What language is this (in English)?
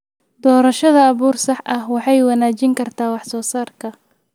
Somali